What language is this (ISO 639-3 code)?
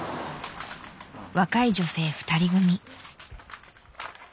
jpn